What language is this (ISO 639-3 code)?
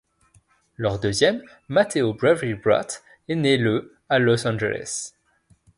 fra